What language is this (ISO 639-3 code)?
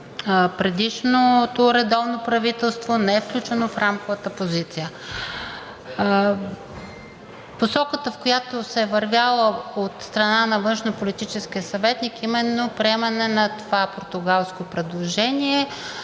bul